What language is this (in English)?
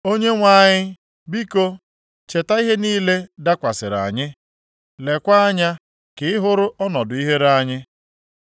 Igbo